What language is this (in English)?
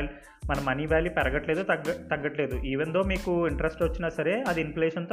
Telugu